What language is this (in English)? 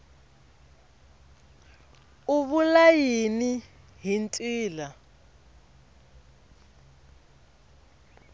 Tsonga